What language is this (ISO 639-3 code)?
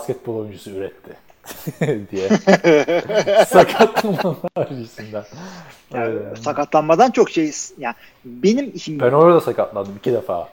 tur